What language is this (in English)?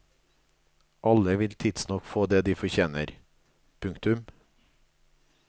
Norwegian